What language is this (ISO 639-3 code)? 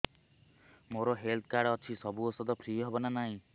ori